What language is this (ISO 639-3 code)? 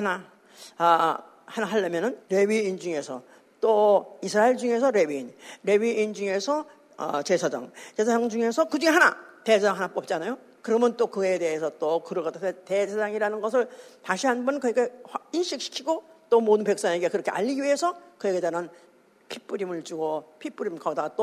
kor